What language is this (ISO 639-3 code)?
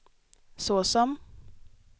swe